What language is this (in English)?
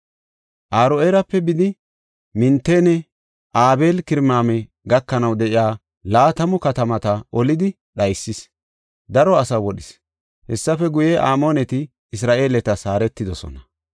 Gofa